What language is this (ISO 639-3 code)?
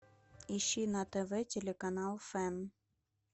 rus